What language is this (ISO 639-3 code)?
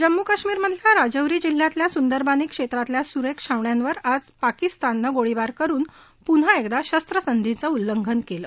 mar